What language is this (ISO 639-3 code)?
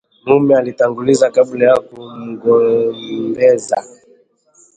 swa